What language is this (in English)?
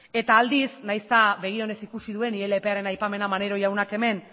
Basque